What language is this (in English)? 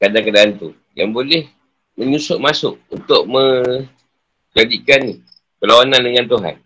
Malay